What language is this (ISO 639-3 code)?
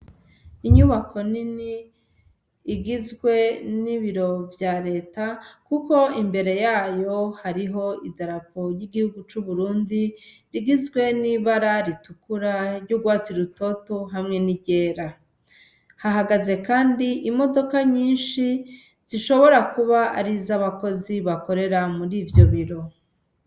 run